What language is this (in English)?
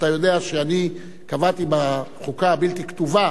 Hebrew